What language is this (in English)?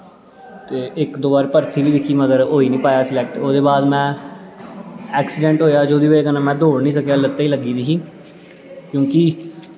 Dogri